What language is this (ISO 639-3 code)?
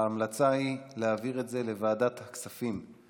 heb